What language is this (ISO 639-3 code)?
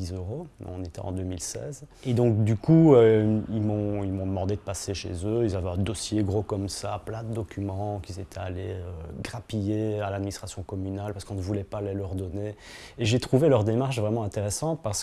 fra